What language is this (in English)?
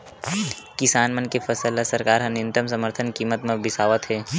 Chhattisgarhi